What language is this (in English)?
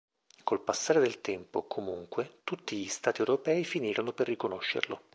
Italian